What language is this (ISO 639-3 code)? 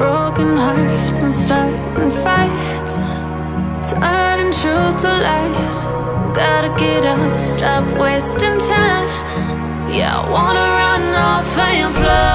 eng